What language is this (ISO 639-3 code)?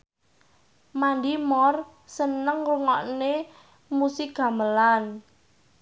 jav